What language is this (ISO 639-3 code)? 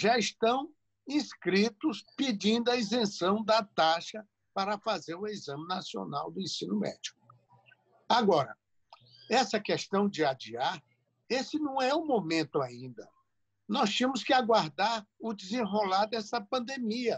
por